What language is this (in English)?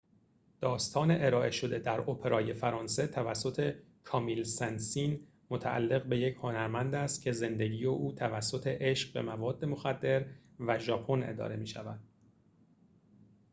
Persian